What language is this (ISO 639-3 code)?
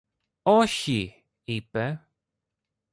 ell